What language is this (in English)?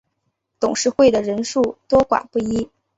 Chinese